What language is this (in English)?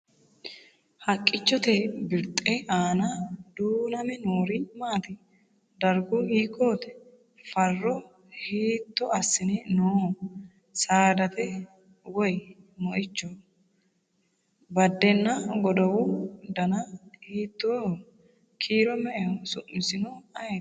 Sidamo